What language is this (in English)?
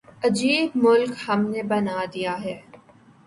Urdu